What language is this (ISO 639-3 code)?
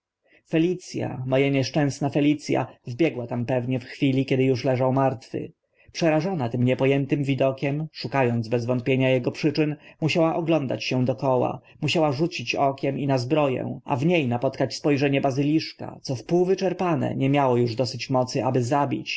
pol